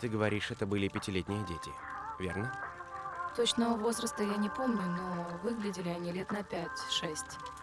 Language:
Russian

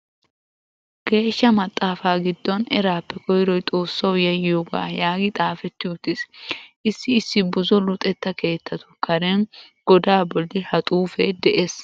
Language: Wolaytta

